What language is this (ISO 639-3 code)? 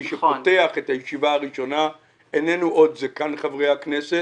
heb